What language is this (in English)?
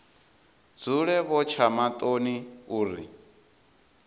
Venda